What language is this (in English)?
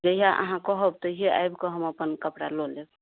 Maithili